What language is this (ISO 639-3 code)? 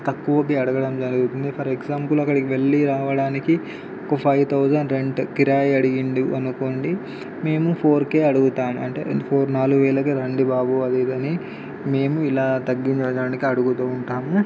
tel